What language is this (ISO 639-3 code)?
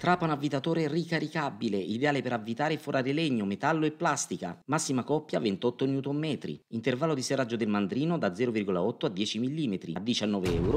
ita